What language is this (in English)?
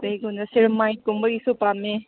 Manipuri